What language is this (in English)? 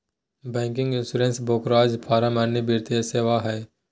Magahi